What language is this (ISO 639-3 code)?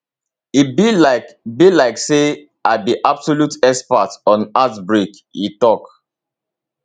pcm